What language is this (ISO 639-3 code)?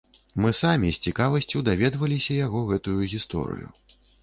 bel